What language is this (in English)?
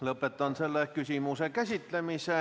Estonian